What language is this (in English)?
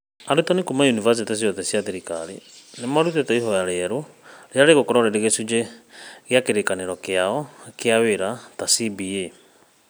Kikuyu